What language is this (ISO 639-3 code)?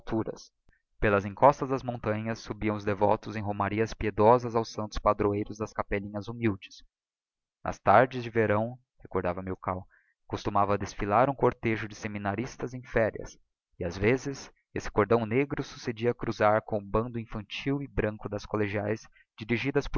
por